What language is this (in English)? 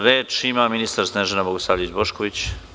Serbian